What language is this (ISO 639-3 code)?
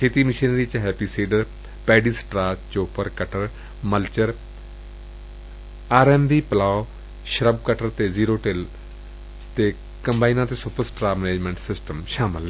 pan